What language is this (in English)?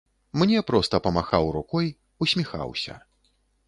Belarusian